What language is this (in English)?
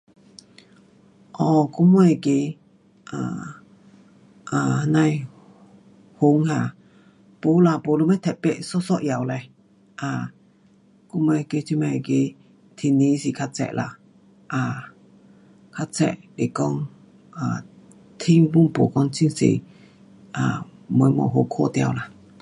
Pu-Xian Chinese